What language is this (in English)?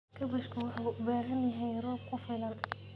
Somali